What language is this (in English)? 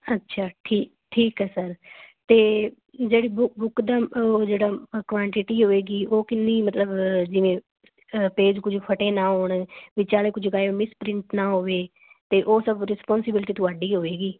Punjabi